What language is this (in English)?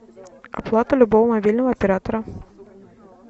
Russian